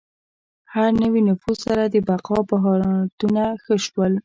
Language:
Pashto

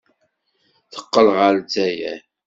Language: Kabyle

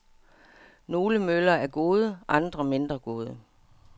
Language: Danish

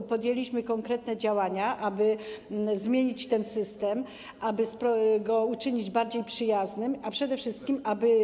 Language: Polish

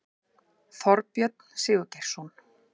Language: Icelandic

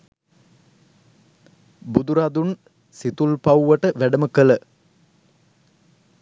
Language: Sinhala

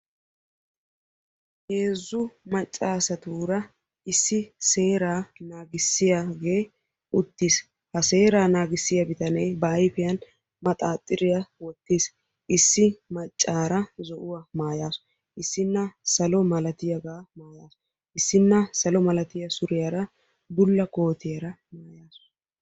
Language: Wolaytta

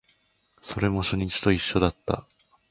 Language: Japanese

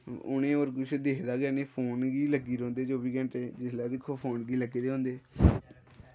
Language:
Dogri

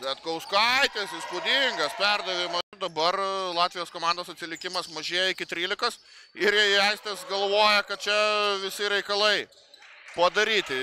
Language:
Lithuanian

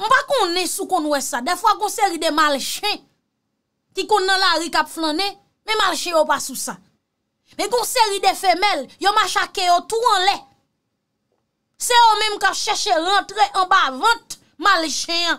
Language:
French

